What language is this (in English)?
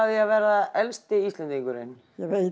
Icelandic